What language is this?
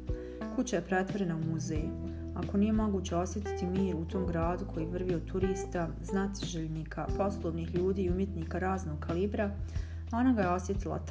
Croatian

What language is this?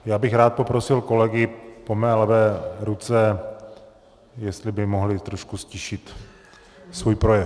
Czech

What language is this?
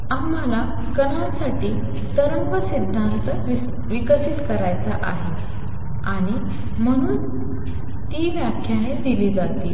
Marathi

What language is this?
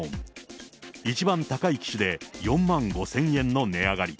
Japanese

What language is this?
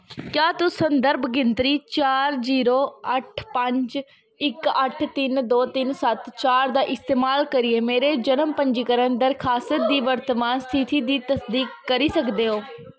Dogri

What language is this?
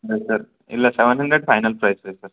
Kannada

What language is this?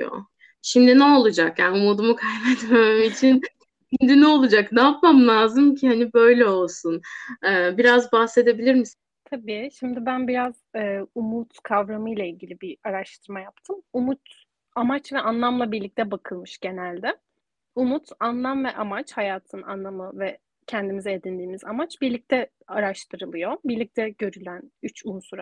Turkish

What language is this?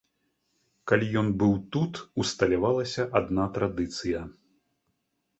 Belarusian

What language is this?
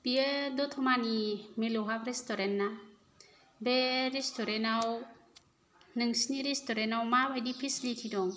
Bodo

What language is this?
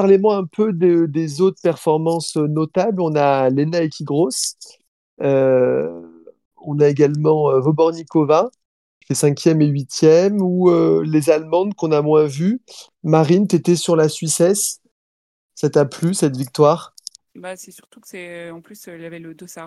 French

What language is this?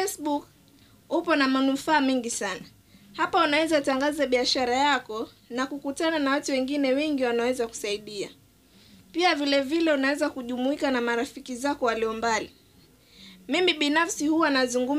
Swahili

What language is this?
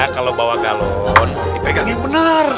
Indonesian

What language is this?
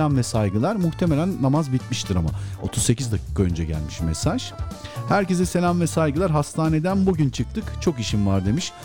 Turkish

